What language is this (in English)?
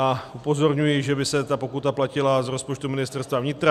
Czech